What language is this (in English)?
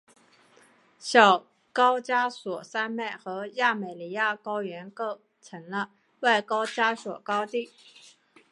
Chinese